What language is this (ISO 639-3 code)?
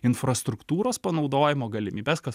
lit